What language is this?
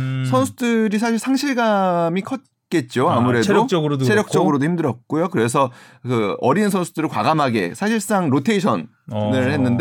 Korean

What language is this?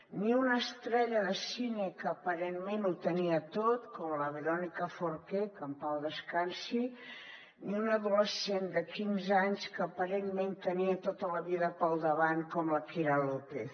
Catalan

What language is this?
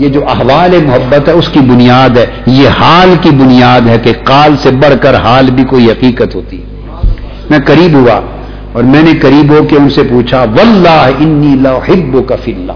Urdu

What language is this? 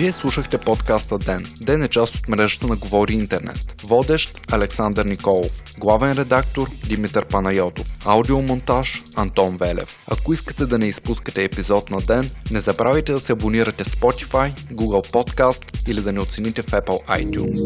Bulgarian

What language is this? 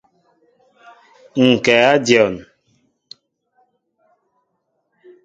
Mbo (Cameroon)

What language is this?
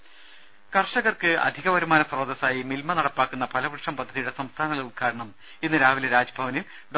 Malayalam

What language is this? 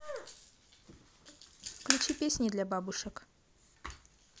Russian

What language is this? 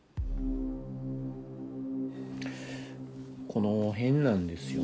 Japanese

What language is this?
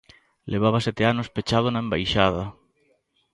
Galician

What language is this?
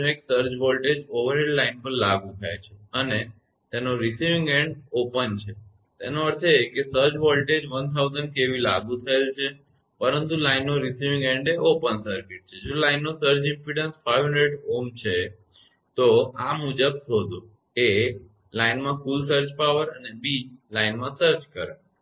Gujarati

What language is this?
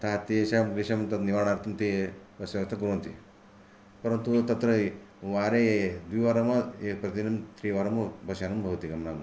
Sanskrit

